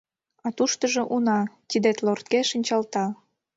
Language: Mari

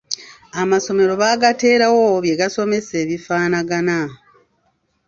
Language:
Ganda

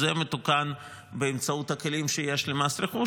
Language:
Hebrew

